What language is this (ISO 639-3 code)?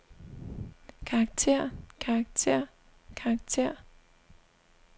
dan